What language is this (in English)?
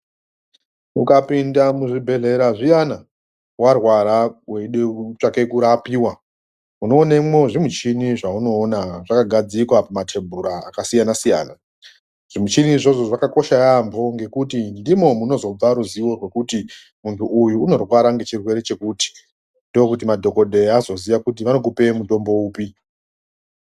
Ndau